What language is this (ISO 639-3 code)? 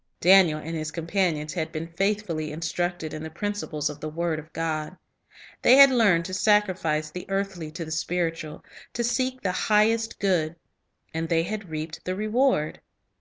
eng